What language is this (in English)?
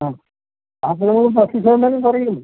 Malayalam